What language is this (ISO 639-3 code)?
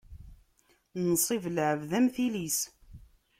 kab